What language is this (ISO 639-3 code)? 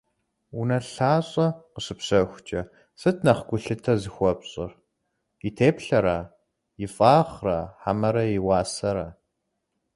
kbd